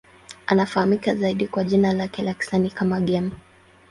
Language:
Swahili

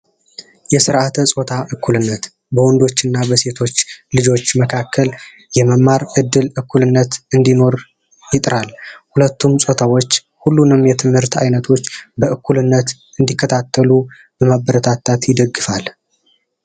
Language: Amharic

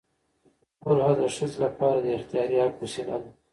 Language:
Pashto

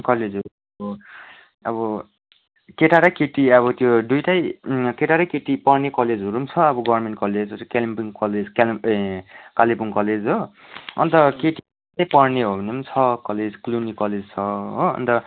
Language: Nepali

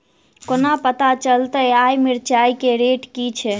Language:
Maithili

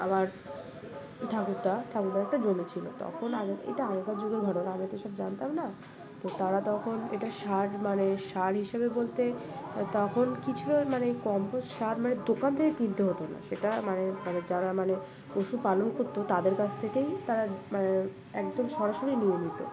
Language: Bangla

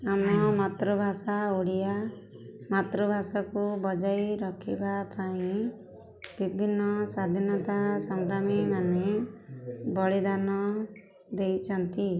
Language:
Odia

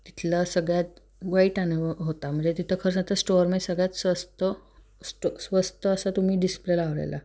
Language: Marathi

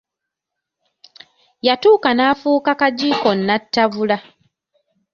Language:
Ganda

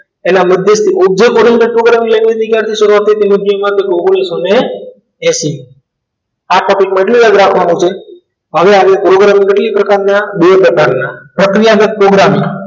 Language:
Gujarati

